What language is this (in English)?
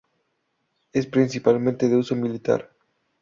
Spanish